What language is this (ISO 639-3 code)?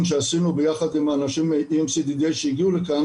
heb